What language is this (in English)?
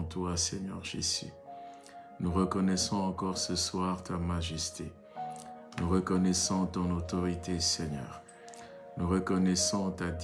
French